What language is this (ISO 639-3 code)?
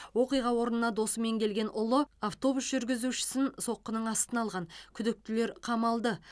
kaz